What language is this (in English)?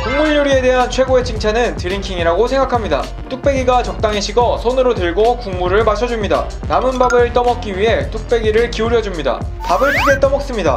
Korean